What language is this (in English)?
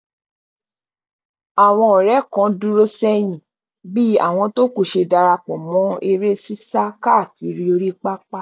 Yoruba